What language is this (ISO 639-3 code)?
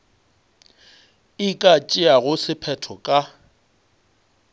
nso